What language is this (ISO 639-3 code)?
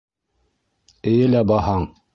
bak